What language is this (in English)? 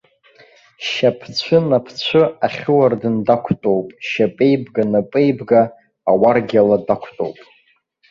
Abkhazian